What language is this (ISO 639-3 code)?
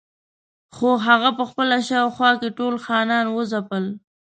pus